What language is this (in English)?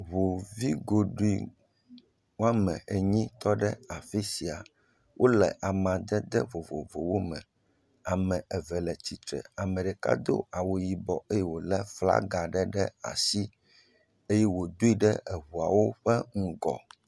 Ewe